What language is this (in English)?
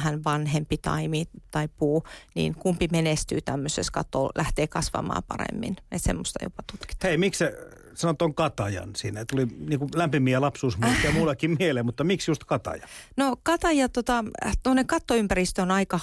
Finnish